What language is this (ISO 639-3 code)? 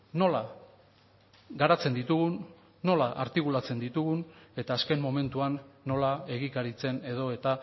eus